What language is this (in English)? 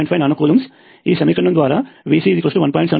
Telugu